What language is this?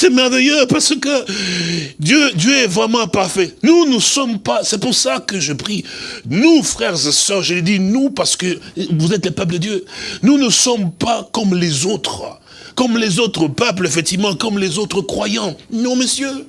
French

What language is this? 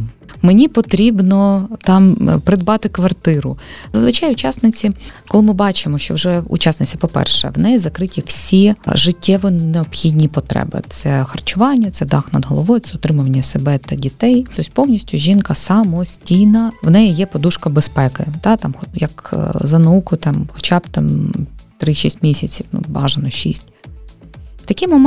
Ukrainian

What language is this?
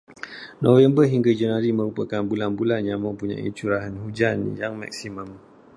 Malay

